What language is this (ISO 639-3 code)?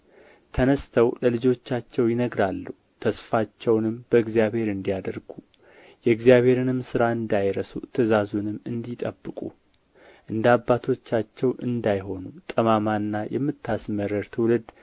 amh